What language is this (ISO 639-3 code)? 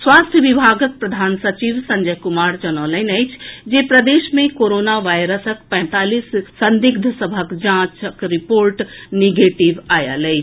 mai